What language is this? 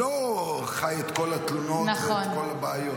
Hebrew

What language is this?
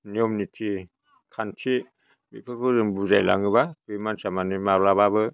Bodo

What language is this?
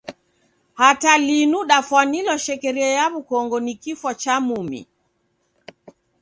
Taita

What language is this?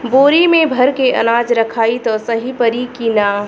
Bhojpuri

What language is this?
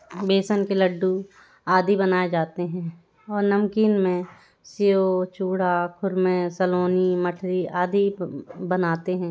Hindi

